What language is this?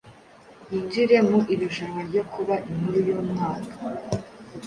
Kinyarwanda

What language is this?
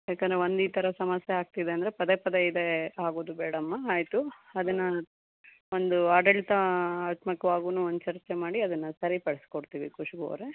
Kannada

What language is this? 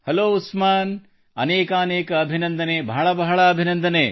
Kannada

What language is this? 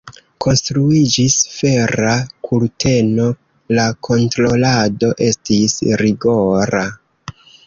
Esperanto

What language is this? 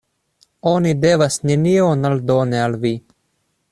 Esperanto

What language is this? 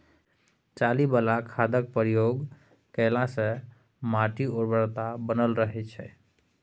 Maithili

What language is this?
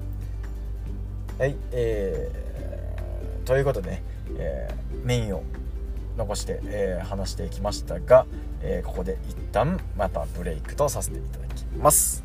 Japanese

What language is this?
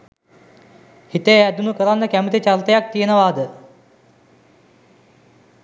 Sinhala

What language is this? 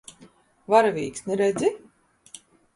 Latvian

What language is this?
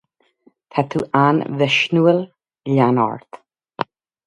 Irish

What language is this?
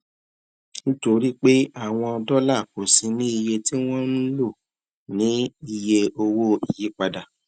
Yoruba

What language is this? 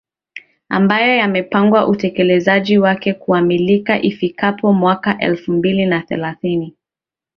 Swahili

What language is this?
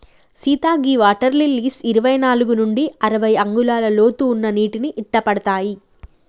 Telugu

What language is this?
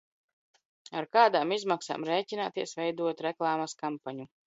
Latvian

